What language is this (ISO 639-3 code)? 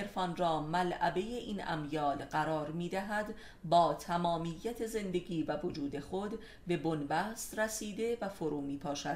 fas